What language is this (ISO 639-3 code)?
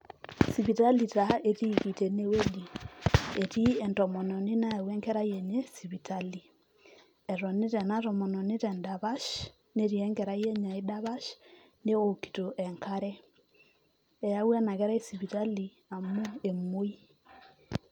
mas